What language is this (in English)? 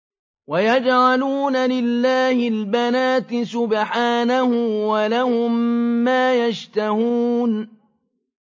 Arabic